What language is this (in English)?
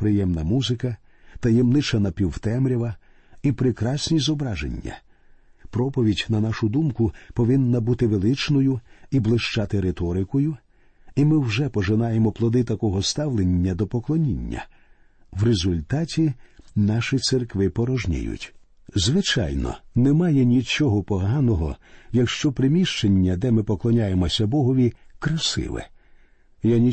Ukrainian